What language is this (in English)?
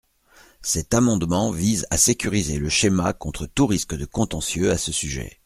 French